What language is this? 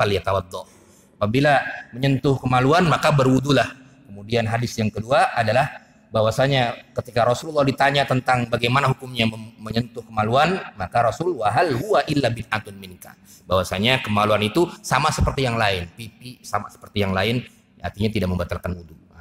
Indonesian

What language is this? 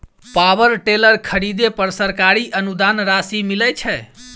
Maithili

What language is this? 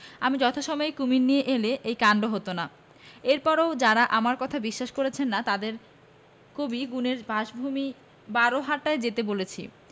Bangla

